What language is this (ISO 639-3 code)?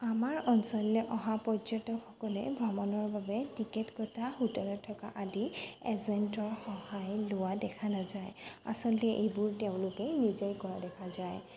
asm